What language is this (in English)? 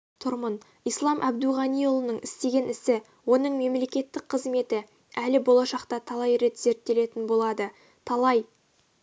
Kazakh